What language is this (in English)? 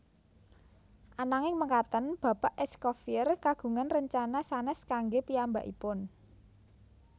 Javanese